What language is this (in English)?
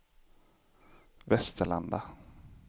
Swedish